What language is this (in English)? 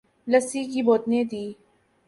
Urdu